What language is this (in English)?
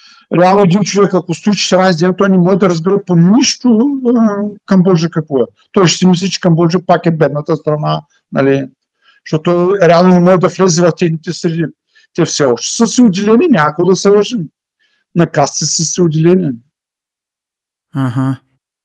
Bulgarian